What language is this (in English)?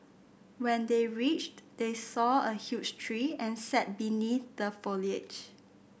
English